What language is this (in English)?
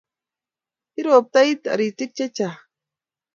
Kalenjin